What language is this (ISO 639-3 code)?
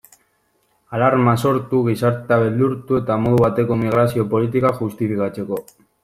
eus